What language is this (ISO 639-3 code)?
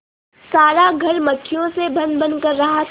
hin